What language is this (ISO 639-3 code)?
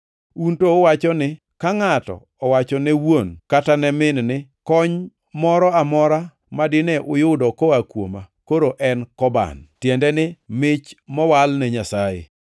luo